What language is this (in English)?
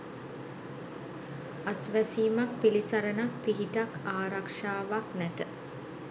Sinhala